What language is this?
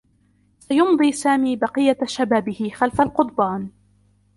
Arabic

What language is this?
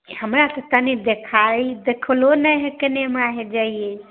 Maithili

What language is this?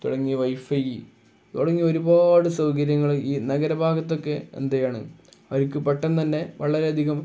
Malayalam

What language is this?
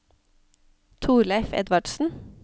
Norwegian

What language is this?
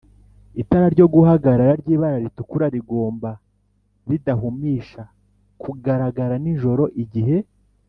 Kinyarwanda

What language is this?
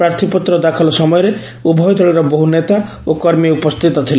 Odia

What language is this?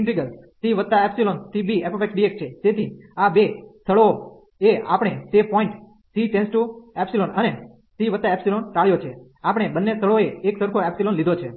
Gujarati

